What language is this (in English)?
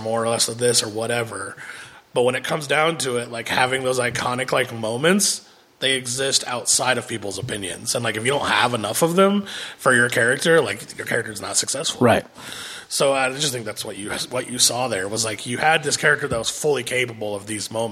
English